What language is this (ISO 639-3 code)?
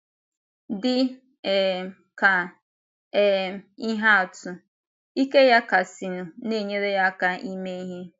ibo